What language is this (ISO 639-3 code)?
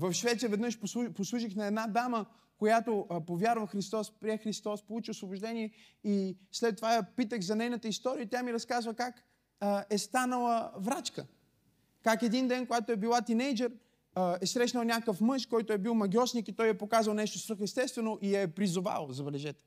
bul